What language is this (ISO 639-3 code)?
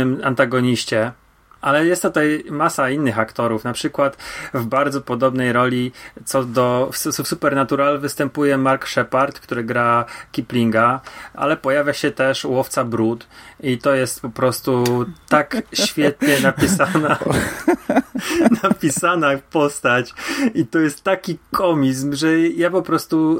pol